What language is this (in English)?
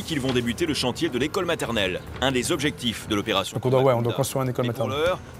French